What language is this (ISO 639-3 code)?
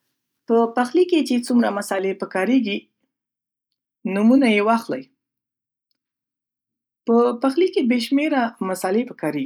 pus